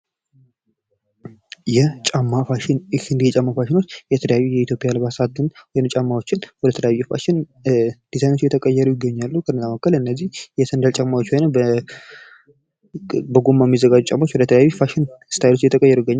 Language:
Amharic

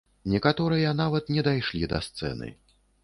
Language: Belarusian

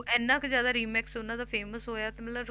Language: Punjabi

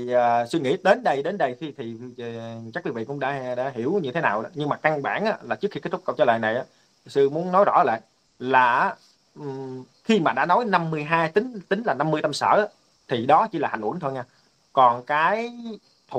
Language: Vietnamese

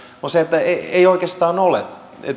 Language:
Finnish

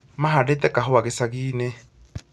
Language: Kikuyu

